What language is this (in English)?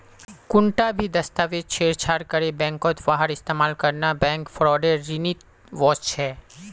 Magahi